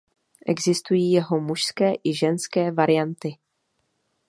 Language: Czech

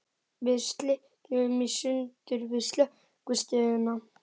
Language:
Icelandic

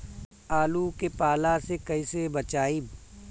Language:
Bhojpuri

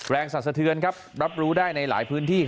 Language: Thai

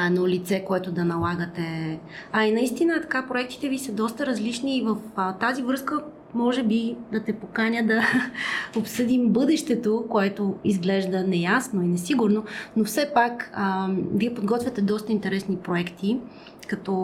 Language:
Bulgarian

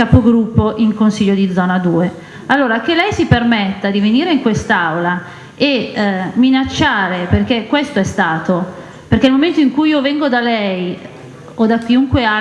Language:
Italian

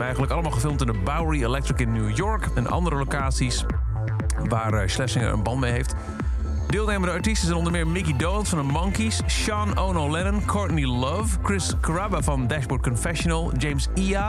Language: Dutch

